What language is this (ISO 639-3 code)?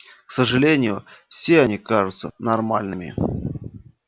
rus